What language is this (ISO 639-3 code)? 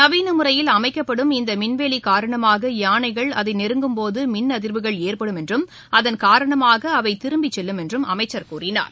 tam